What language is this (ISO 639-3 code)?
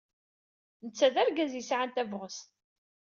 kab